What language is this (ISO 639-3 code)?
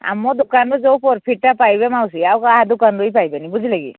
ori